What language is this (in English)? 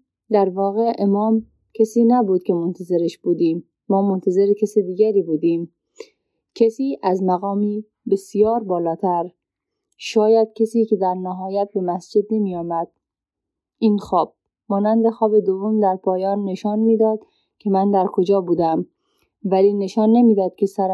Persian